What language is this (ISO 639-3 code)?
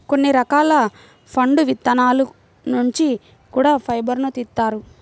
tel